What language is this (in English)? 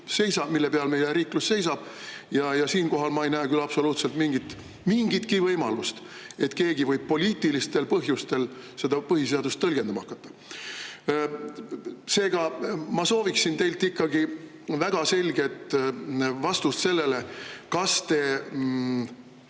Estonian